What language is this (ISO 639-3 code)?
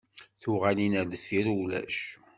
kab